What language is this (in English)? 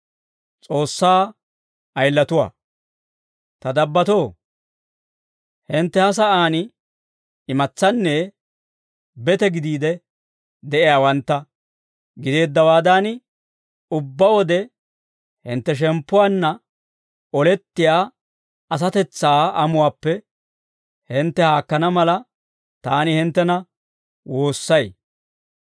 Dawro